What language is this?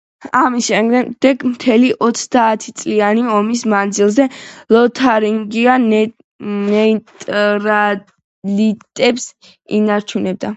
Georgian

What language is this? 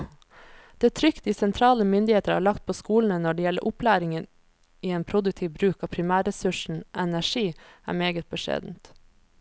Norwegian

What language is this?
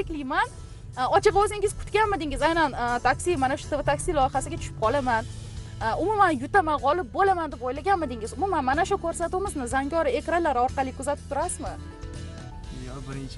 Turkish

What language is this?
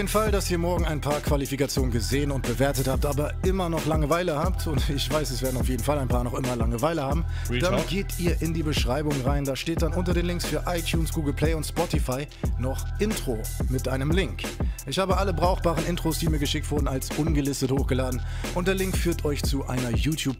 German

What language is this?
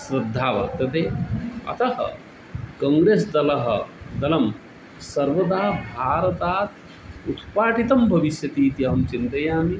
Sanskrit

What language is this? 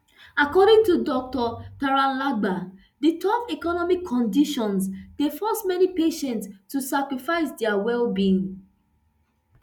Nigerian Pidgin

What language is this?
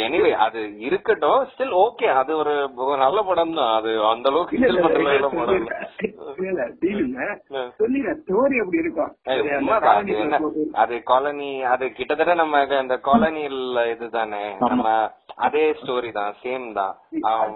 Tamil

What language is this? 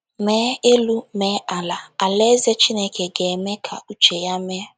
Igbo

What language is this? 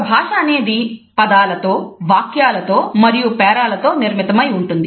Telugu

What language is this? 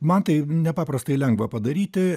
Lithuanian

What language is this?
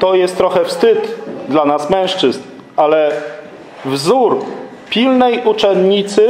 Polish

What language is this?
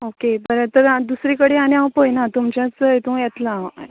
Konkani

